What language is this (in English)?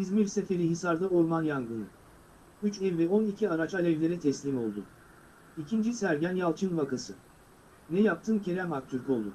Turkish